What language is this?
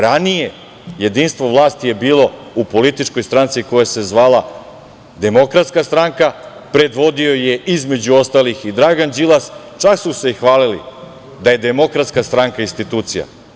Serbian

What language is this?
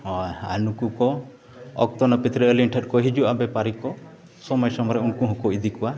Santali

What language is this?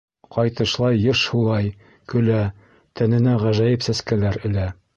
Bashkir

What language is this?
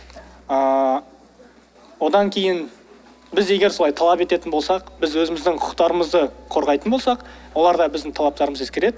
Kazakh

